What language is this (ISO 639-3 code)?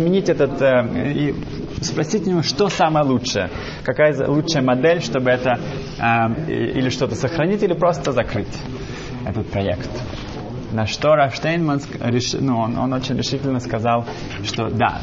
rus